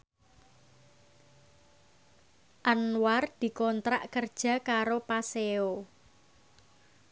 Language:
Javanese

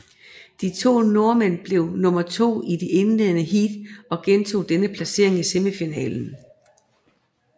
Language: Danish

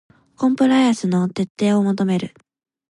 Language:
Japanese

